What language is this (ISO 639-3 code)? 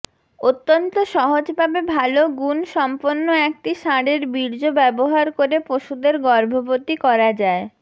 ben